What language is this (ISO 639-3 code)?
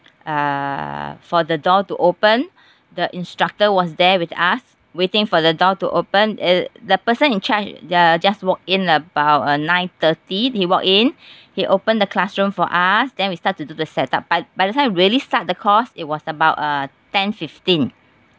eng